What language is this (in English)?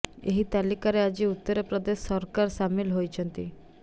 Odia